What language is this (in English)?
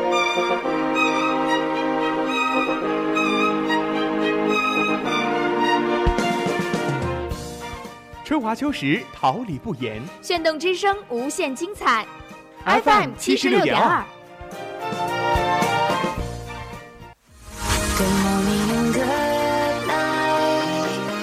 Chinese